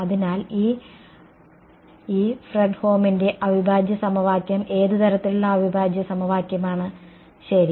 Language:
Malayalam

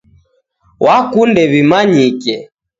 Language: Taita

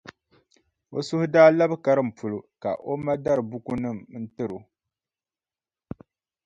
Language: Dagbani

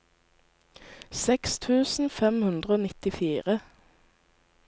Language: Norwegian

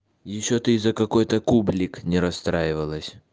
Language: Russian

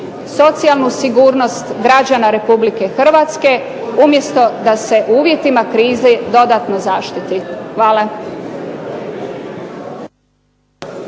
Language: Croatian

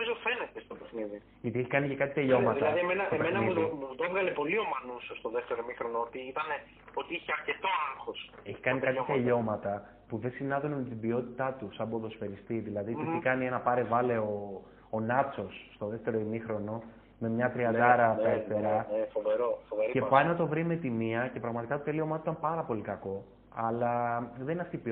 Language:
Greek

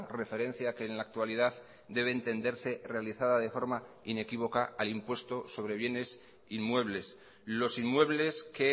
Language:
Spanish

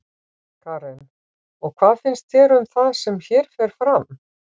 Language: Icelandic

